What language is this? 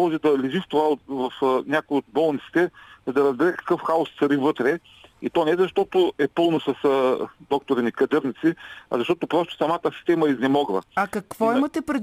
Bulgarian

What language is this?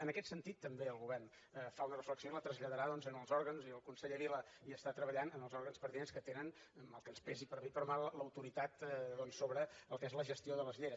Catalan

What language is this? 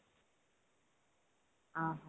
Odia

